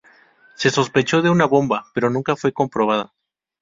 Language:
Spanish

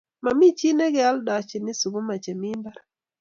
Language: Kalenjin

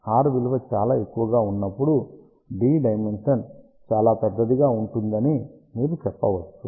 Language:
Telugu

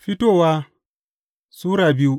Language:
Hausa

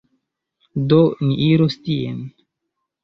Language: Esperanto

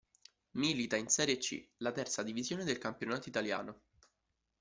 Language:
Italian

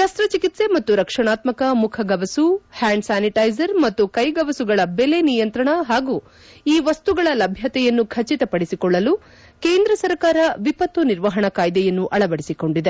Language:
Kannada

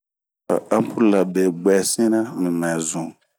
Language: Bomu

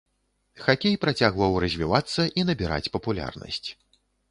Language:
Belarusian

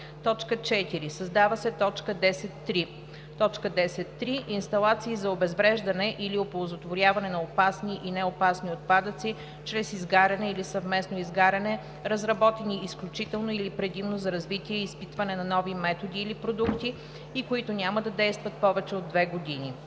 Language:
Bulgarian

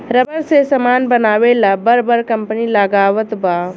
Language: Bhojpuri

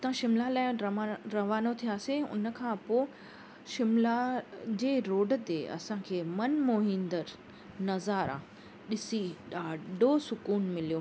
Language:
Sindhi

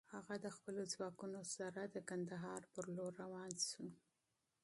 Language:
Pashto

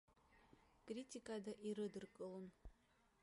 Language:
Abkhazian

